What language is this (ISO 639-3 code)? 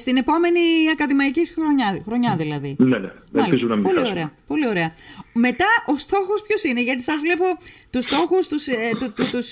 ell